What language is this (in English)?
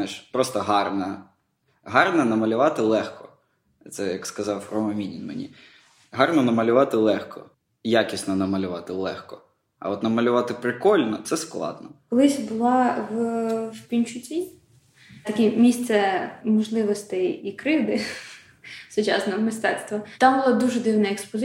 Ukrainian